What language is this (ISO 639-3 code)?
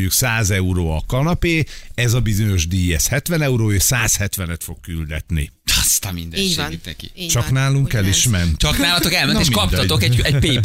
hun